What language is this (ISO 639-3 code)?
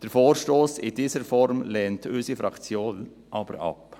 gsw